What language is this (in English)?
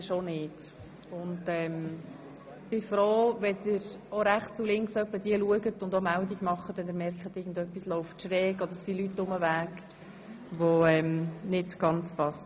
Swiss German